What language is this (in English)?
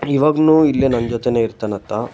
Kannada